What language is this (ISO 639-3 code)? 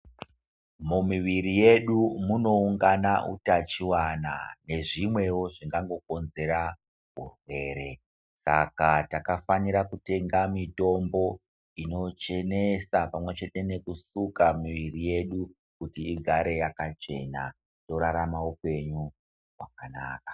ndc